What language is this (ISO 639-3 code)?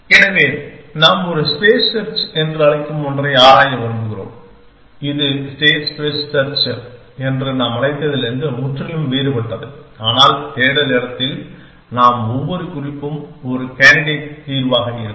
tam